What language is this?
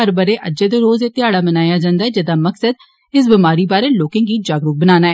Dogri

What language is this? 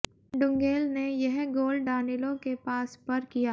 Hindi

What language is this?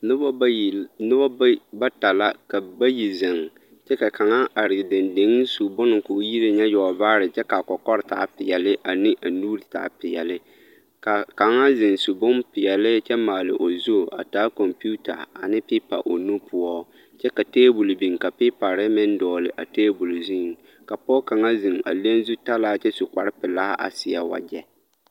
Southern Dagaare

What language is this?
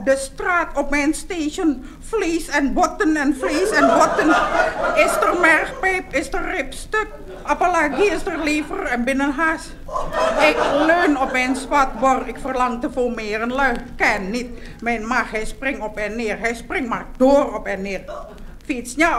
Dutch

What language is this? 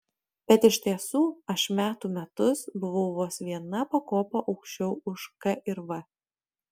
Lithuanian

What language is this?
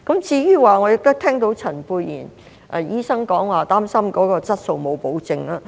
Cantonese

